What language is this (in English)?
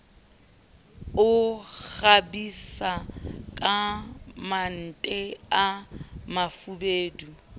Southern Sotho